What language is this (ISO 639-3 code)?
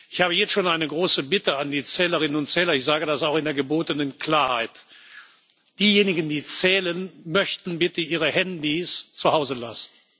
deu